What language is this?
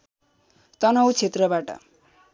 Nepali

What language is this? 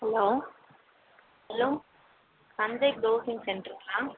Tamil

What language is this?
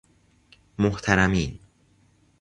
Persian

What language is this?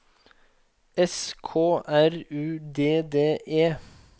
Norwegian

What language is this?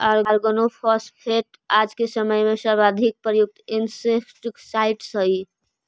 Magahi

